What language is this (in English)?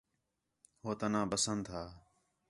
Khetrani